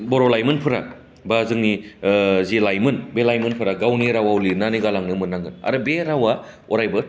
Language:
Bodo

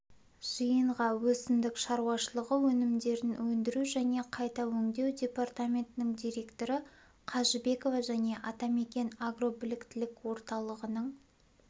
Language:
Kazakh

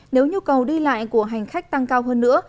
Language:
Vietnamese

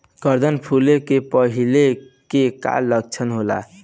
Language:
Bhojpuri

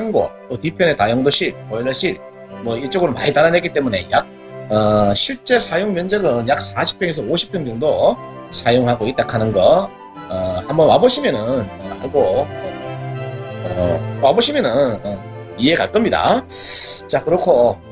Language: Korean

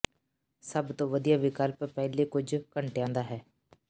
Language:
Punjabi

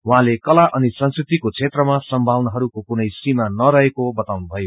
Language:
Nepali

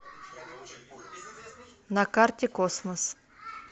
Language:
Russian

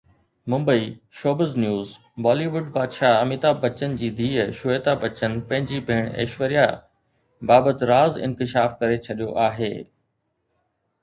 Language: Sindhi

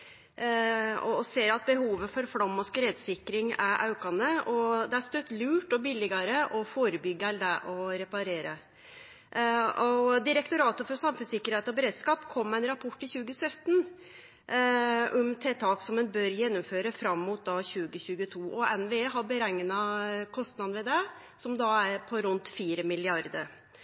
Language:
Norwegian Nynorsk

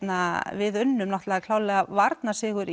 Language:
Icelandic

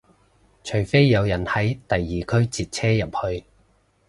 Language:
Cantonese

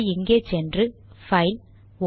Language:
Tamil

